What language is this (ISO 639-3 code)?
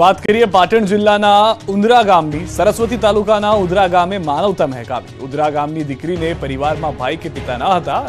guj